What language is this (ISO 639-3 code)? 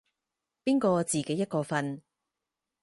yue